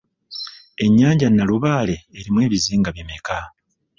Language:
Ganda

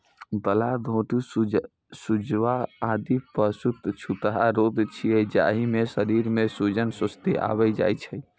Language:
Maithili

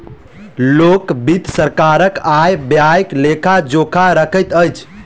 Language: Maithili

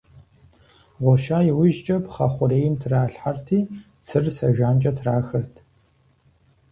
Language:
Kabardian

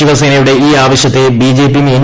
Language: Malayalam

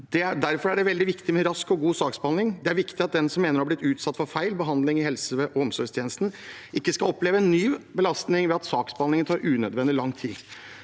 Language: Norwegian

